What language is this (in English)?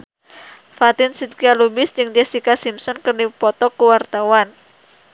Sundanese